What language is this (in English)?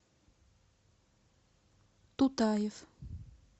Russian